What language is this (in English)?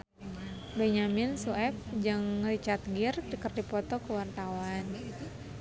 Sundanese